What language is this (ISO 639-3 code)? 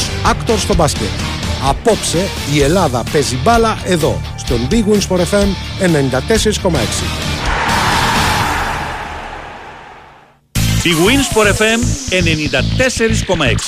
ell